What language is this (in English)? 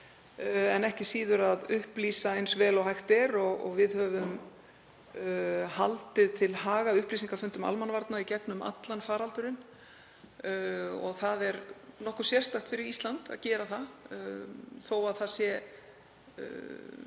Icelandic